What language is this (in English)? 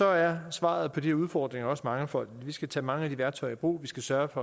Danish